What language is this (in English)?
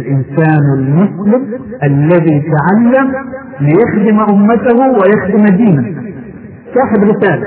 Arabic